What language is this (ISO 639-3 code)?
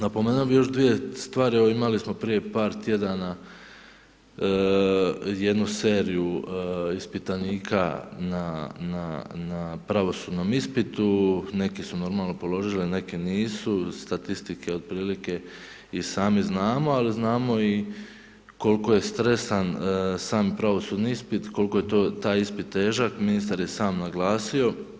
hrv